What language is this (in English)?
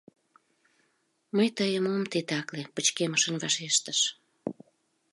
Mari